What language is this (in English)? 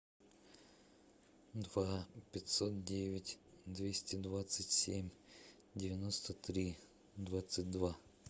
Russian